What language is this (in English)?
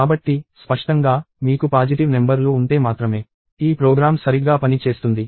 Telugu